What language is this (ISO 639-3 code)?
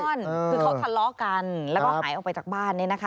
tha